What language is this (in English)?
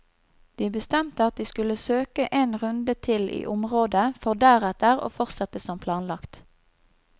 Norwegian